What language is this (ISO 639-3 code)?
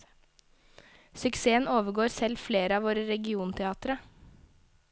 nor